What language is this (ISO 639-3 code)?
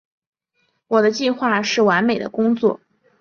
zho